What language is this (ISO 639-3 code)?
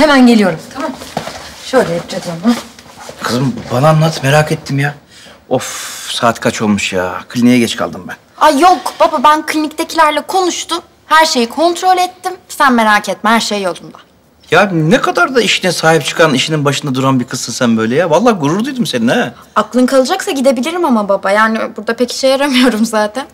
tur